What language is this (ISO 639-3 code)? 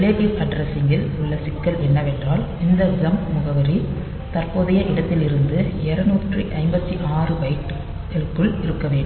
tam